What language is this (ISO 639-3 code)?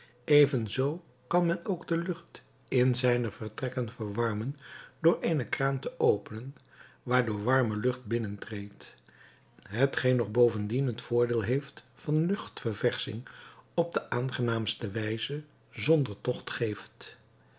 nld